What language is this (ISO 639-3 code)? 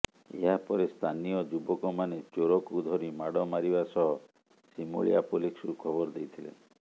ori